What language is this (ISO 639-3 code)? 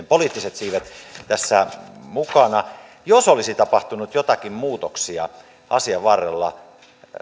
fin